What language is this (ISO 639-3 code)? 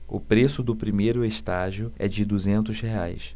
por